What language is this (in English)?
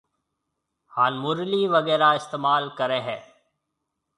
Marwari (Pakistan)